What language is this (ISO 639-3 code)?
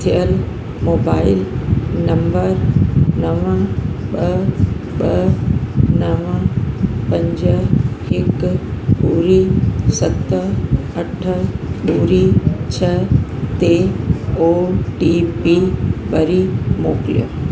snd